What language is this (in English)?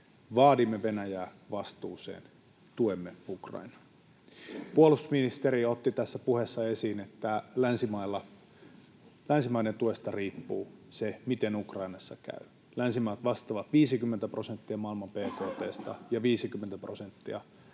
Finnish